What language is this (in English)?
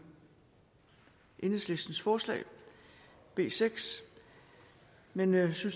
Danish